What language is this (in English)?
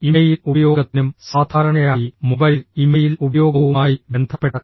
Malayalam